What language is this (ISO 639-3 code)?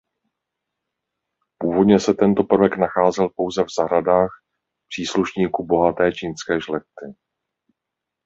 ces